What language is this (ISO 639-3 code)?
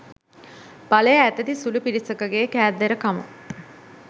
sin